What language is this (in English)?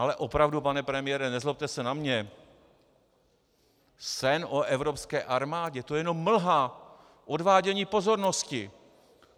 Czech